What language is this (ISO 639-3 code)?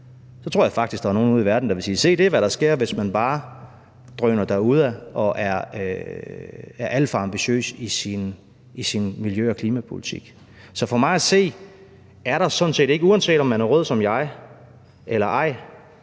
dan